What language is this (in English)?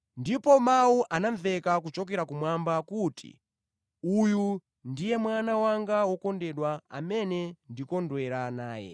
Nyanja